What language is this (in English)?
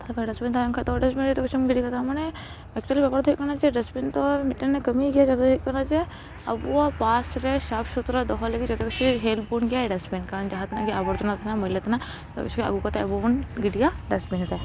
Santali